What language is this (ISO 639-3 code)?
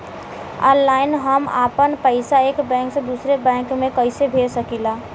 bho